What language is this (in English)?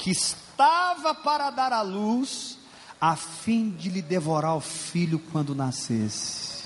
Portuguese